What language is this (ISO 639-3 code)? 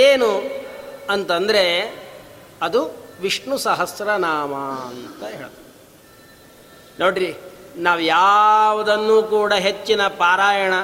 kan